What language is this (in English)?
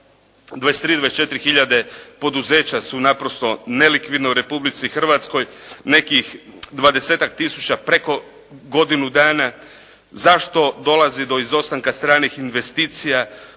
Croatian